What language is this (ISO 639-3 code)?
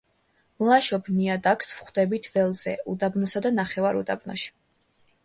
kat